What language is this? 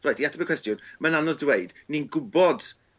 Welsh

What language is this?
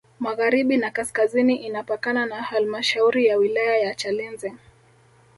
Swahili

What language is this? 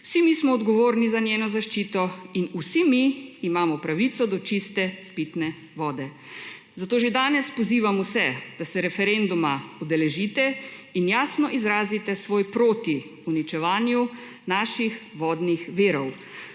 Slovenian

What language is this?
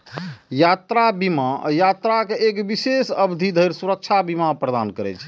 Maithili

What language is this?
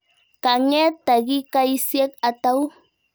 Kalenjin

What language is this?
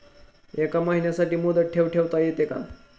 Marathi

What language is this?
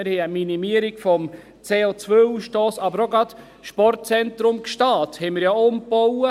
Swiss German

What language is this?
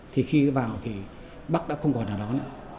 Vietnamese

